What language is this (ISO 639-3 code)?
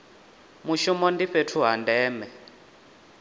ven